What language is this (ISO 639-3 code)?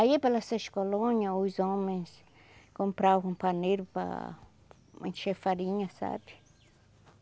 por